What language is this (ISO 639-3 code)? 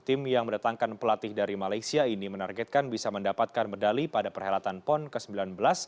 ind